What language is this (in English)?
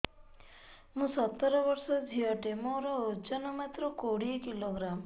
Odia